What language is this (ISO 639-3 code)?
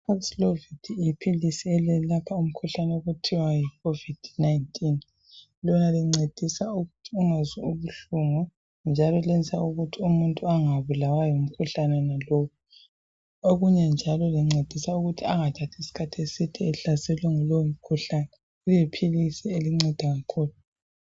nde